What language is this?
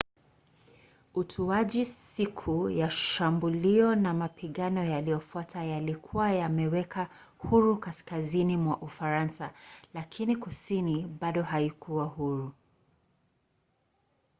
Swahili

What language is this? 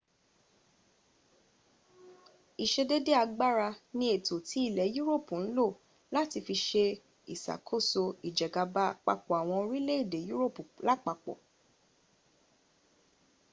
Yoruba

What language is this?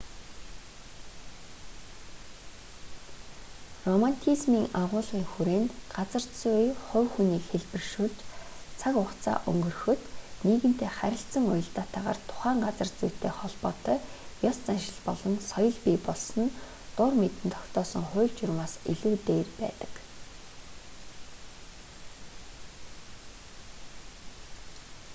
Mongolian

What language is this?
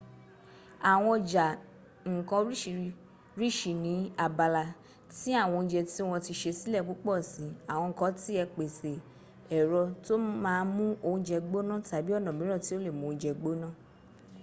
Yoruba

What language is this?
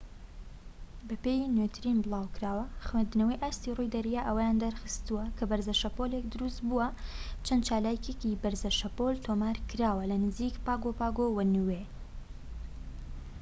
Central Kurdish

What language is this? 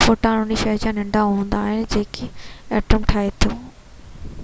Sindhi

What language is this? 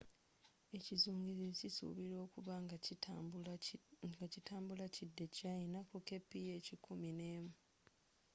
Ganda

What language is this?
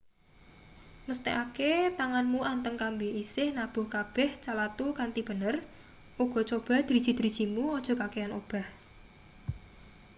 Javanese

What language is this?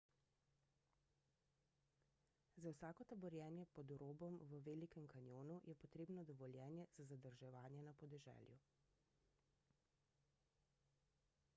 Slovenian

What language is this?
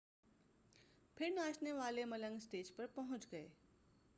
Urdu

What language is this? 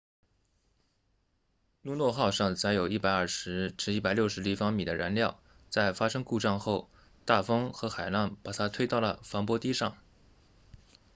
Chinese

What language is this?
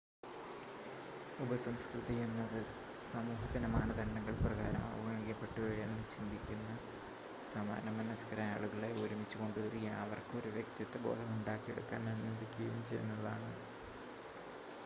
Malayalam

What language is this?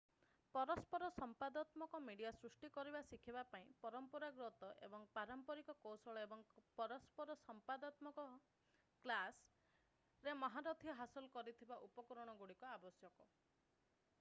Odia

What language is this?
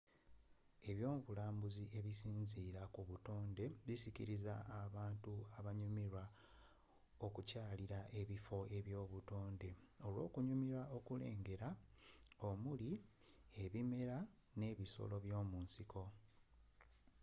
Ganda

